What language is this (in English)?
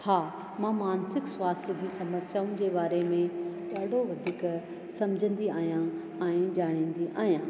Sindhi